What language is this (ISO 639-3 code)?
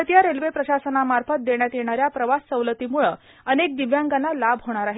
mar